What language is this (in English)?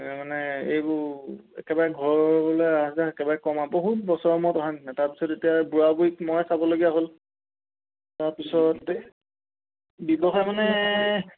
Assamese